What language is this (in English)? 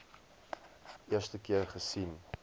Afrikaans